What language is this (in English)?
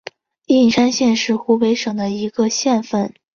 Chinese